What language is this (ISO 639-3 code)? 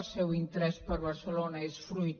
cat